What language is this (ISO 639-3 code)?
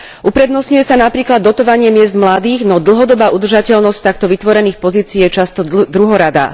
slk